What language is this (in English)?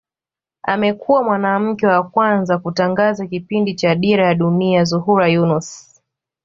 Swahili